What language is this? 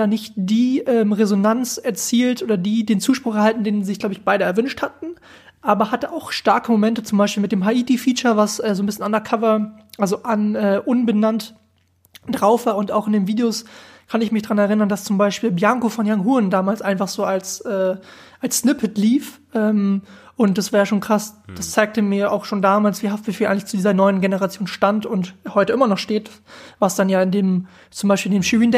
German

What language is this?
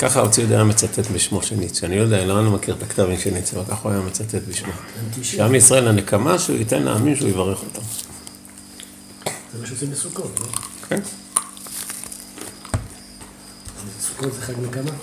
Hebrew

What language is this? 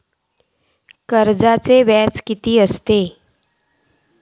Marathi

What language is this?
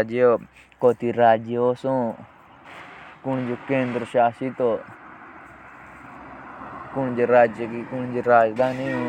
Jaunsari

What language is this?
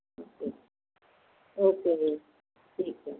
Punjabi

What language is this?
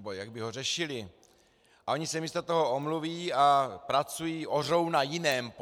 Czech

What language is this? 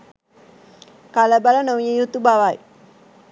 Sinhala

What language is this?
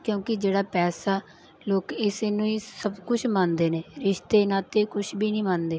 Punjabi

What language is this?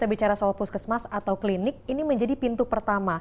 Indonesian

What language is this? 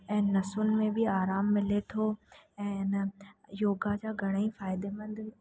Sindhi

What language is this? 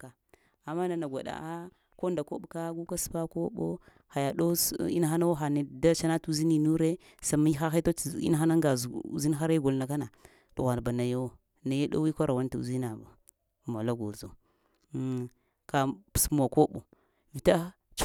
Lamang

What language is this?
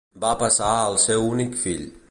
Catalan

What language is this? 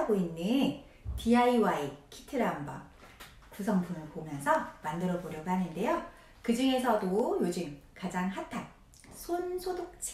Korean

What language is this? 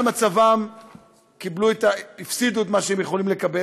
Hebrew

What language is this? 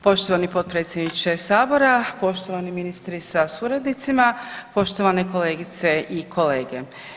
Croatian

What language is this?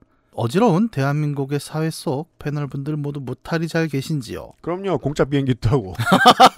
Korean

